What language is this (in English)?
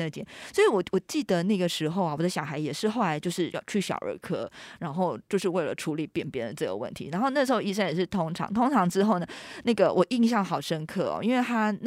Chinese